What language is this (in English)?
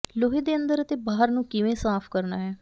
Punjabi